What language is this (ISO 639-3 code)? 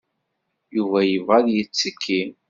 kab